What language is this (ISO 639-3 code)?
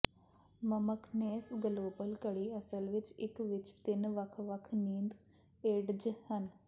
pan